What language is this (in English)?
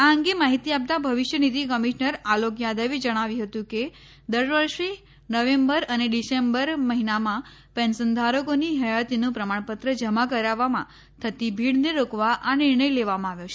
Gujarati